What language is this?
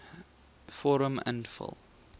Afrikaans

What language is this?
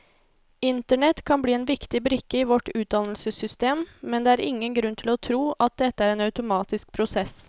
Norwegian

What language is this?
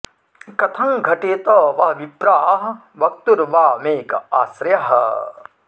Sanskrit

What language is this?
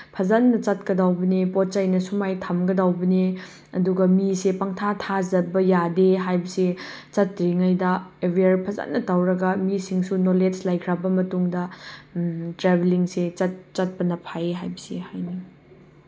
Manipuri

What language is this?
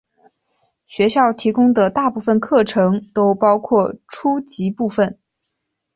Chinese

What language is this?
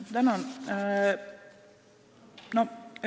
Estonian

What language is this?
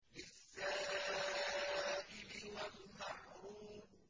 Arabic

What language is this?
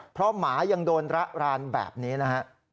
Thai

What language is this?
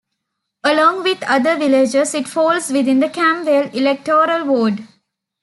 English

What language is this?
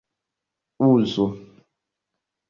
Esperanto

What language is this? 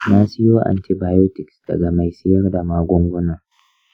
Hausa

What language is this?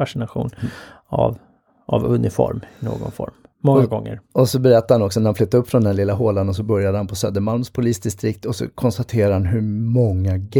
Swedish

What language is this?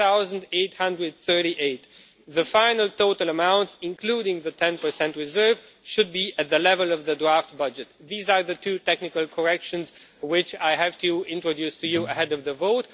English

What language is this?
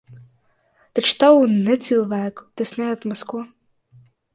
Latvian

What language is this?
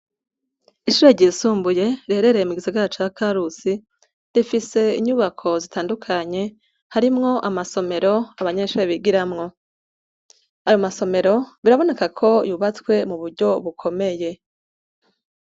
Rundi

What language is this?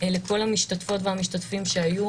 Hebrew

